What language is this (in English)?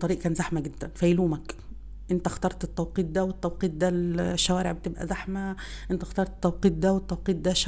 Arabic